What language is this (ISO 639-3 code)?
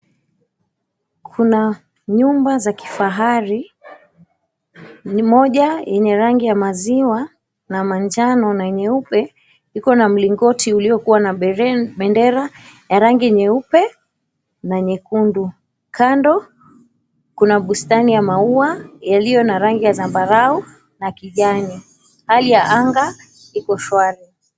swa